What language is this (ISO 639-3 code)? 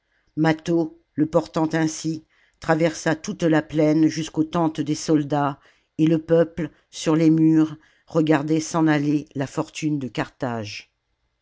fra